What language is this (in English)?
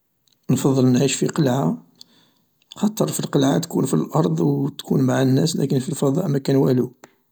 Algerian Arabic